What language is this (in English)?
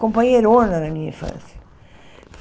Portuguese